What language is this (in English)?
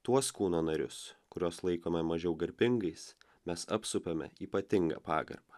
Lithuanian